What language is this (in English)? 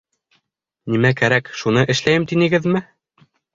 Bashkir